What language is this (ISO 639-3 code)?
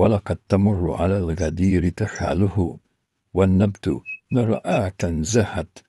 ara